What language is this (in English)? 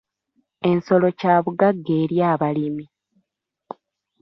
Ganda